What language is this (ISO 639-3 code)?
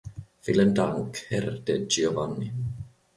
deu